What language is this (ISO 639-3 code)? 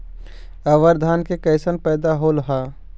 mag